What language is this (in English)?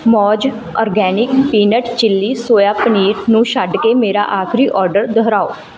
Punjabi